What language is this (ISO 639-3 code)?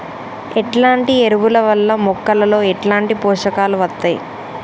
tel